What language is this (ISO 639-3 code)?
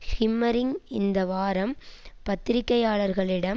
tam